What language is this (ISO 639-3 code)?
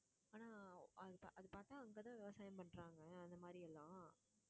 tam